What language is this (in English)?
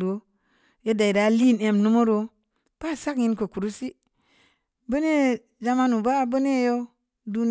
Samba Leko